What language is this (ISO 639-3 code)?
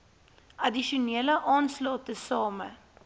afr